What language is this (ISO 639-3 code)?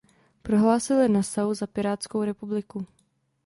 ces